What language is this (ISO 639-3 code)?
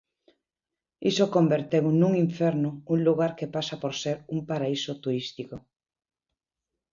glg